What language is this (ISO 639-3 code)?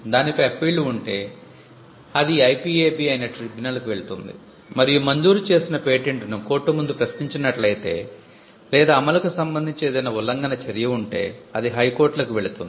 tel